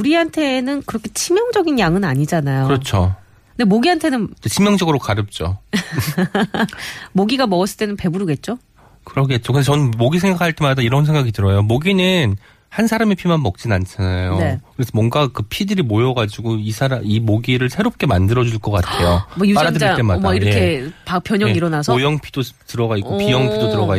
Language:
Korean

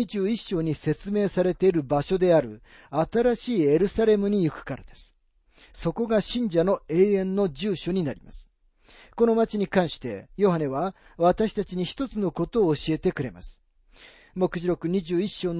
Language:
Japanese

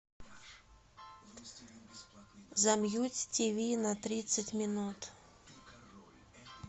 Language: Russian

